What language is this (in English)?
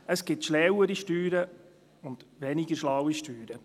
Swiss German